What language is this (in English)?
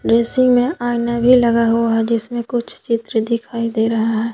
Hindi